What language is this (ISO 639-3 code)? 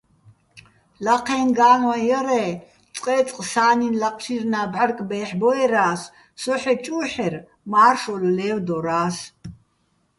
bbl